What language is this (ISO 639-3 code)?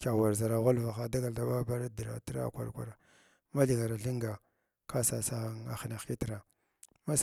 glw